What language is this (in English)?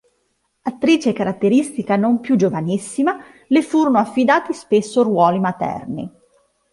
Italian